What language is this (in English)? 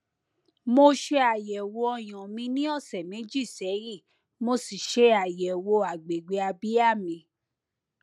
Yoruba